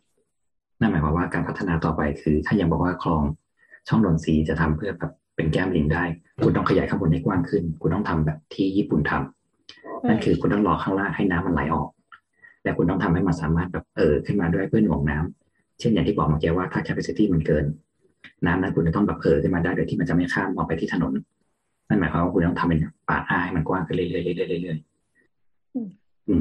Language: Thai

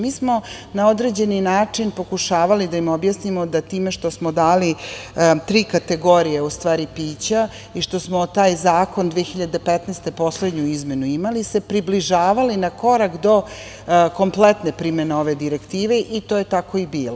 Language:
Serbian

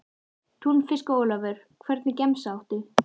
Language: Icelandic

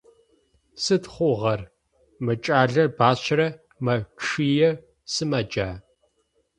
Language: Adyghe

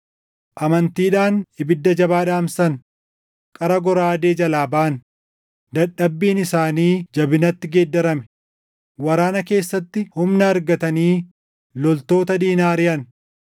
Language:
Oromo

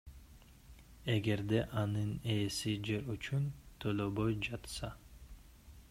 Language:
Kyrgyz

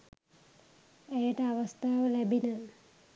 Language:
Sinhala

